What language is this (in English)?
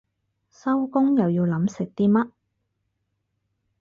Cantonese